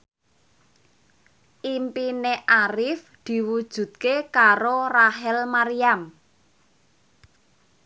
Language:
Javanese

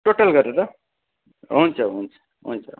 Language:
Nepali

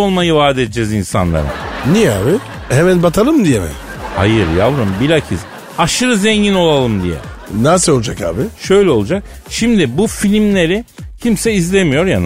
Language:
Turkish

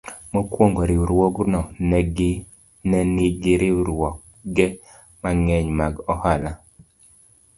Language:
Luo (Kenya and Tanzania)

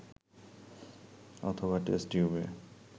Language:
Bangla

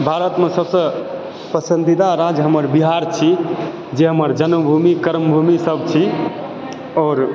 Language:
Maithili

